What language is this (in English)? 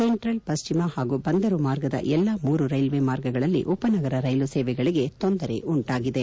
Kannada